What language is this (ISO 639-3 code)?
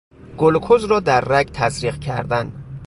fas